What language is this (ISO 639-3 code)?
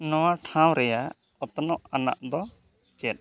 sat